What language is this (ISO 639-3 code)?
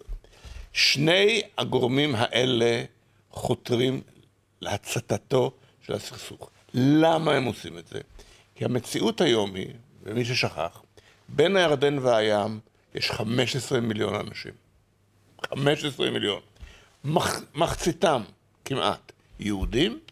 heb